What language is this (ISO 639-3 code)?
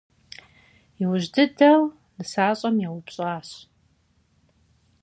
kbd